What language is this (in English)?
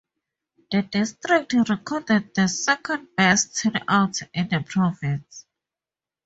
English